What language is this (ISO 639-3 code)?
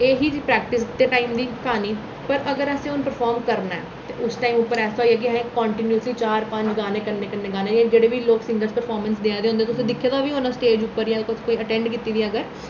doi